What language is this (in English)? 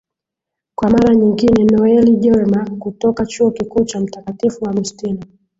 Swahili